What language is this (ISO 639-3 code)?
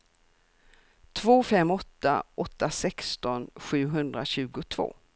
swe